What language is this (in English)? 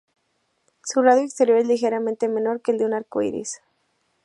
Spanish